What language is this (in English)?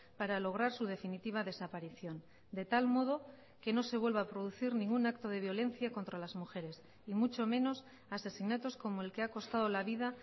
Spanish